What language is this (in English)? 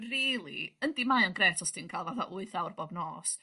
Welsh